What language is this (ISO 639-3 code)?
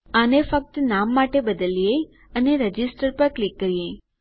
guj